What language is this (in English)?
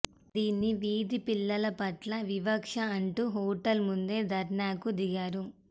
Telugu